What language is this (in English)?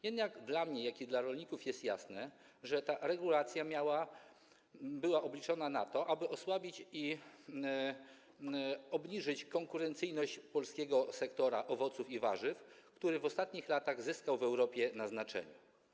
Polish